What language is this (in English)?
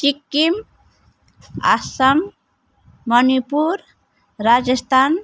Nepali